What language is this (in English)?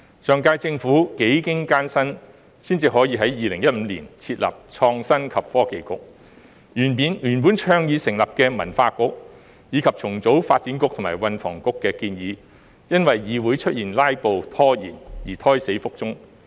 Cantonese